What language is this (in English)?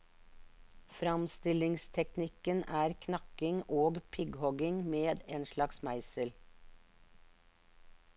Norwegian